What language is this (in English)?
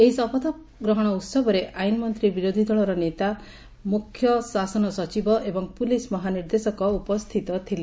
Odia